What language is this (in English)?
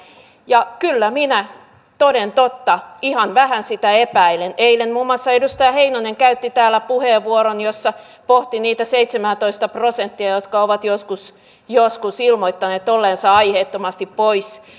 Finnish